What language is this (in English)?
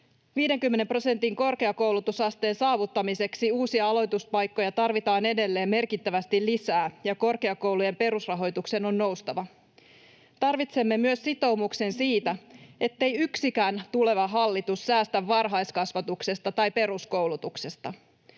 Finnish